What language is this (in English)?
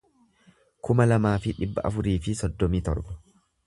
Oromo